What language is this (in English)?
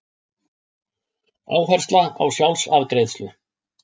Icelandic